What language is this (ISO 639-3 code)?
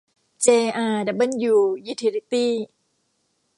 tha